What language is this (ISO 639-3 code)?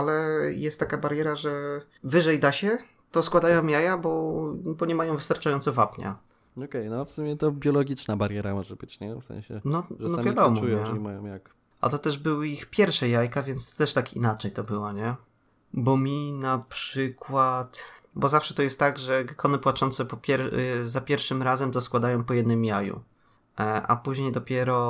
pol